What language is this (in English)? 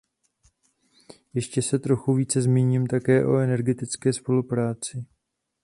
Czech